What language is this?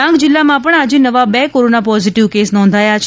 Gujarati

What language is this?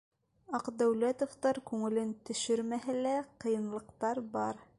Bashkir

